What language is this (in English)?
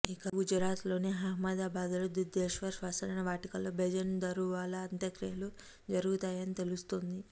Telugu